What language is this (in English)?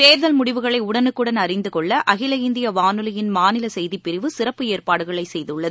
Tamil